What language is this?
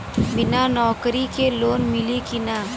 Bhojpuri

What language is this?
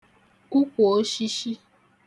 Igbo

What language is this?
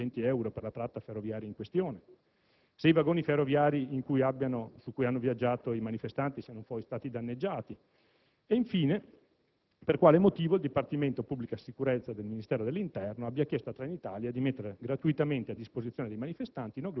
Italian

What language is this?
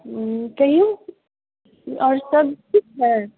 Maithili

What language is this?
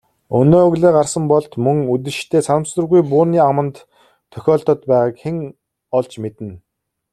Mongolian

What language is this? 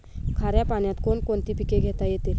Marathi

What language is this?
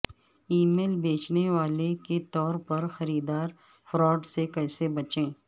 Urdu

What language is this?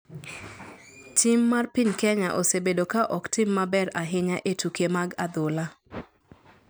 Luo (Kenya and Tanzania)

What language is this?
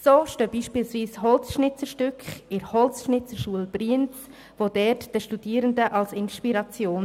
Swiss German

